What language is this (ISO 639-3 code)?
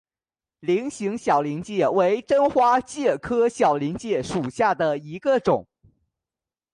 zho